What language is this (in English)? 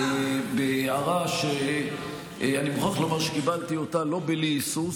Hebrew